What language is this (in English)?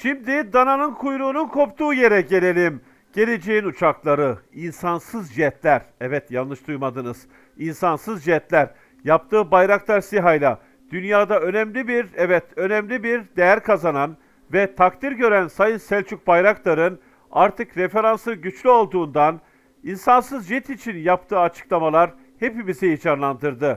Turkish